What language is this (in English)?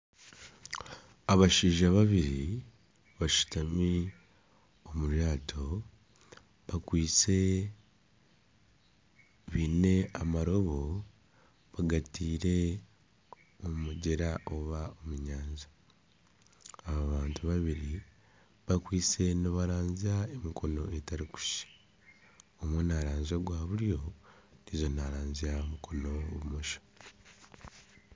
Nyankole